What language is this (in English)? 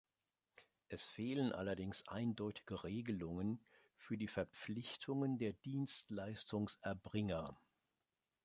German